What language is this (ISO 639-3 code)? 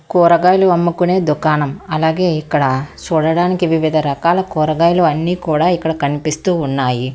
tel